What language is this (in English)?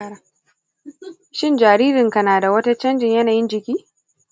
Hausa